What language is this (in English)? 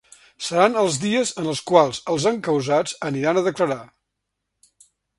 Catalan